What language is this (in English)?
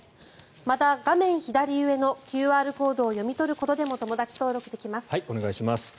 Japanese